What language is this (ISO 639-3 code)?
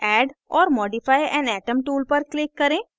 hin